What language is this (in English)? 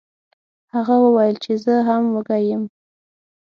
Pashto